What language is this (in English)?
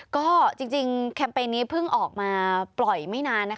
Thai